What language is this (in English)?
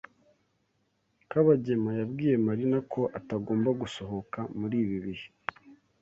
Kinyarwanda